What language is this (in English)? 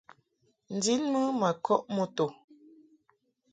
Mungaka